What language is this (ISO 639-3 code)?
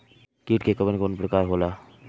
bho